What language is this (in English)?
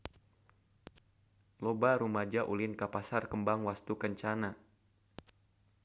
Sundanese